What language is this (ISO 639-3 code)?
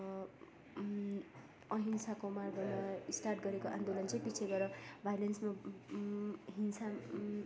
nep